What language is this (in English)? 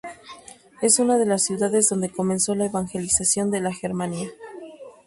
Spanish